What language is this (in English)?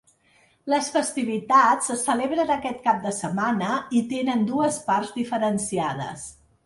Catalan